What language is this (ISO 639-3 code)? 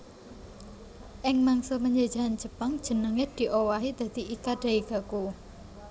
jav